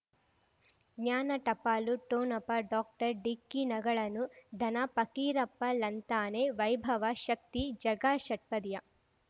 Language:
Kannada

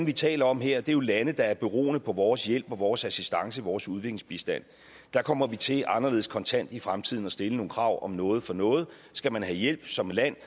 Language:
Danish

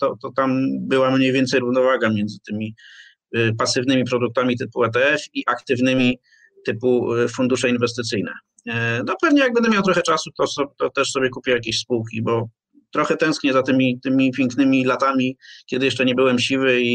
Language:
Polish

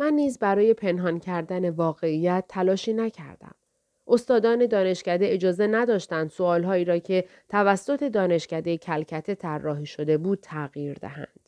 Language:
Persian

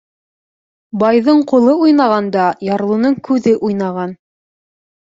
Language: Bashkir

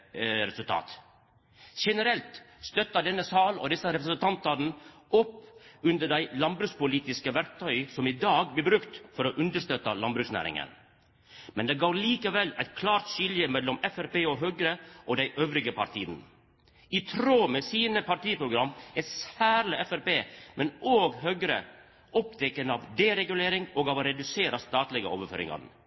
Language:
Norwegian Nynorsk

